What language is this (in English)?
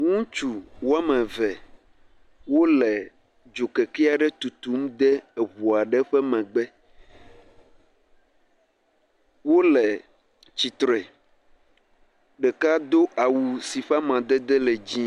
Ewe